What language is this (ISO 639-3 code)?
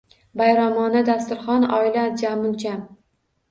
uzb